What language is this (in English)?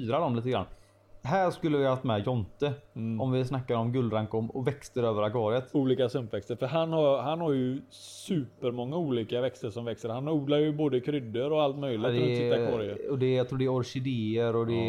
Swedish